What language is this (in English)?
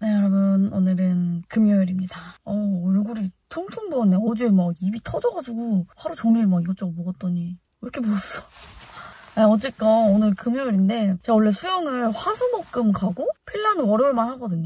Korean